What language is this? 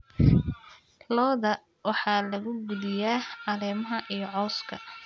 Somali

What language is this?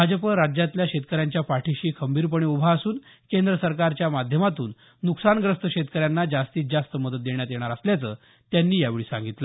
Marathi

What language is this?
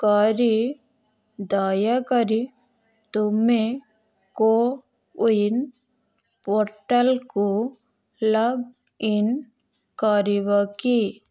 Odia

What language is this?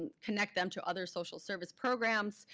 English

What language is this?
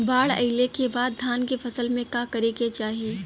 Bhojpuri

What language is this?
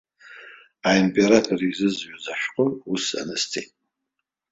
Abkhazian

